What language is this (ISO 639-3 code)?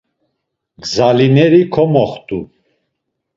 lzz